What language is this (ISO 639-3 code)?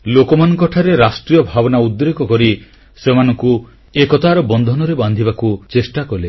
ori